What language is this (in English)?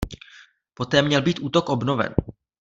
Czech